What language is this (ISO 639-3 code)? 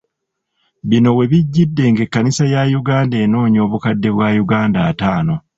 lug